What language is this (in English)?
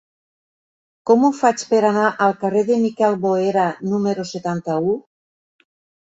Catalan